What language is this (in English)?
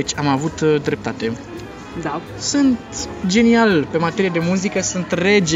Romanian